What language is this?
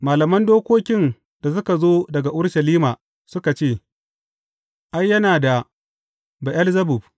Hausa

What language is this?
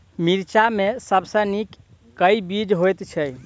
Maithili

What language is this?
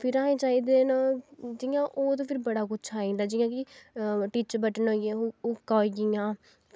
Dogri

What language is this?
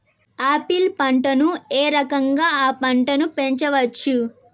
Telugu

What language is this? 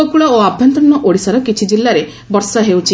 Odia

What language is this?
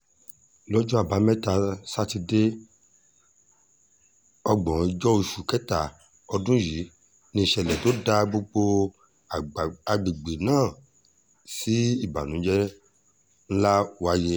Yoruba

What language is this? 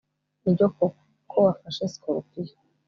Kinyarwanda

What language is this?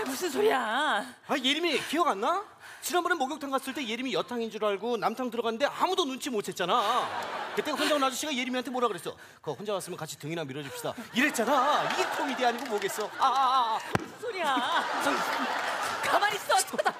Korean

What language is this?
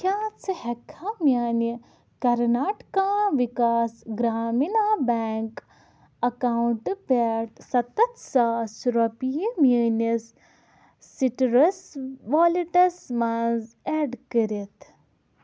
Kashmiri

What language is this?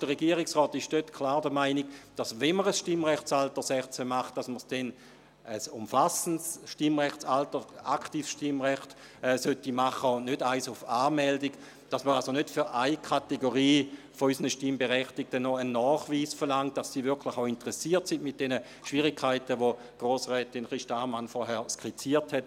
Swiss German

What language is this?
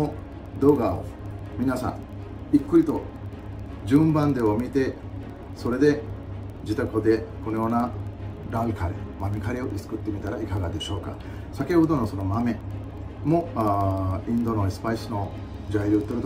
Japanese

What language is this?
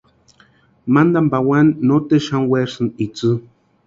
Western Highland Purepecha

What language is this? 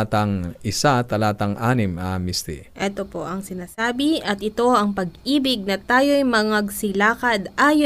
Filipino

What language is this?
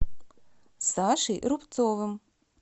Russian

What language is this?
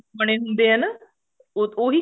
Punjabi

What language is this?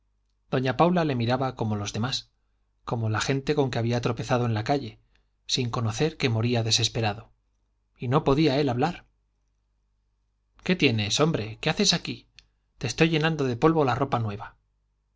Spanish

